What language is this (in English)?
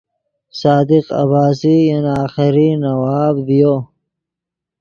Yidgha